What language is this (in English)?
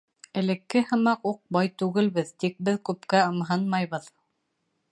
Bashkir